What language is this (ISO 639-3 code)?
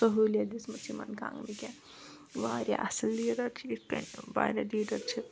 kas